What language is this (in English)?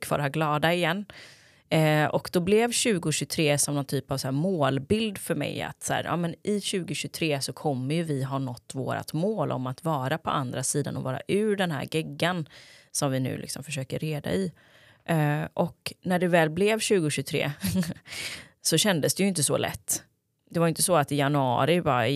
Swedish